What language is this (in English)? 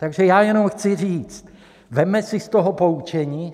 Czech